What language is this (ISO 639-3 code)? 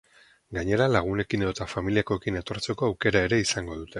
eus